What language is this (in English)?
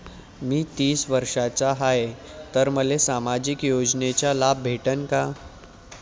Marathi